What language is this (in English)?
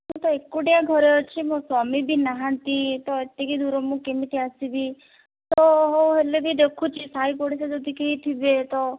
Odia